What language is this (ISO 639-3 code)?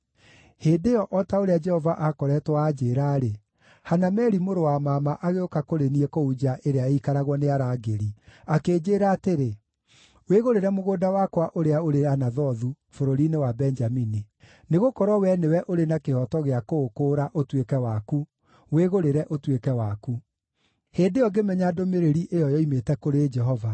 kik